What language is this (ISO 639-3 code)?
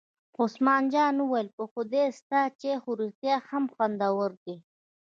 pus